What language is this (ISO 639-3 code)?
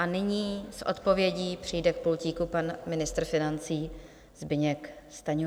ces